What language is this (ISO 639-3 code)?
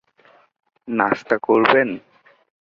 ben